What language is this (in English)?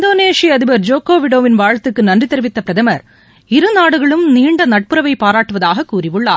Tamil